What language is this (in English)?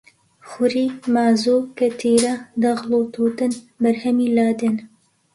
Central Kurdish